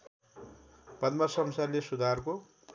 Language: Nepali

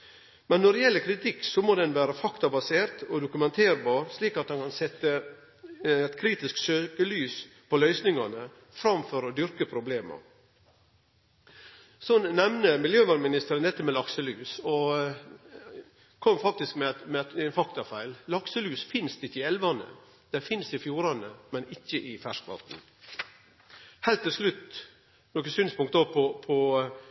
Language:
Norwegian Nynorsk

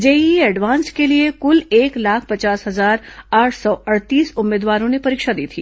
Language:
Hindi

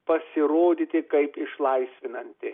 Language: Lithuanian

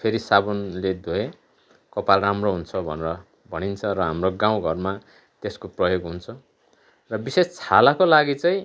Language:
Nepali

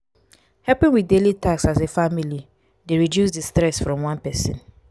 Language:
Nigerian Pidgin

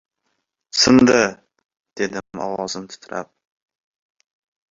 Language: Uzbek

